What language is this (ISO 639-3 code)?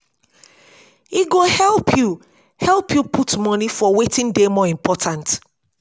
pcm